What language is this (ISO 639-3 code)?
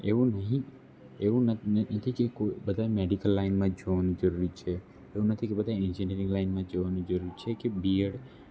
guj